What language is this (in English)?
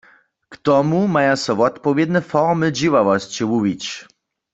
Upper Sorbian